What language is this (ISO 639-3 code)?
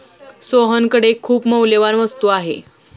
mar